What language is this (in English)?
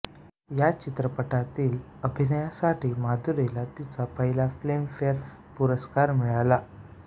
Marathi